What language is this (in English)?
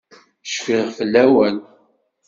Kabyle